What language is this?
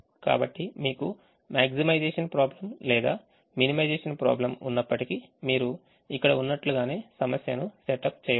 Telugu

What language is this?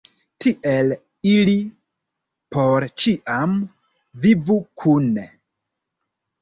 Esperanto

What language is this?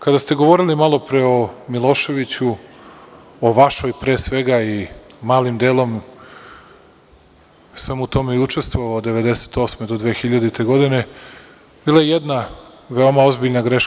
Serbian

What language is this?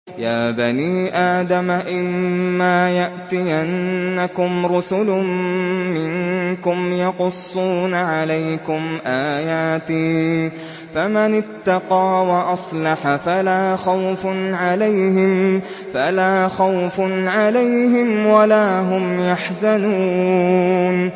Arabic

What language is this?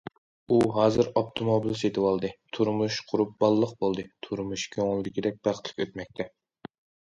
Uyghur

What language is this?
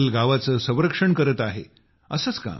Marathi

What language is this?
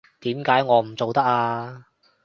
Cantonese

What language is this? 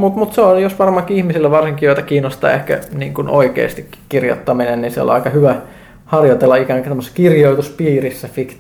Finnish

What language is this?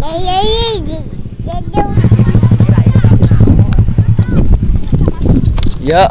Indonesian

